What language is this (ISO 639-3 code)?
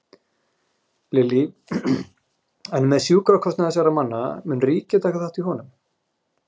isl